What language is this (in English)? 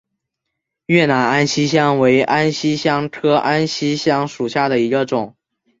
Chinese